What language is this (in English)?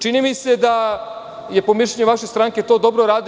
Serbian